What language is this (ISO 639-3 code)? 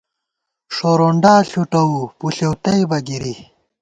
gwt